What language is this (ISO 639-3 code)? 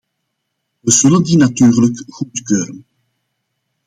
nld